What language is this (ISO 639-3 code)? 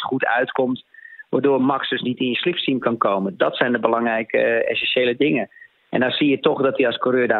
nld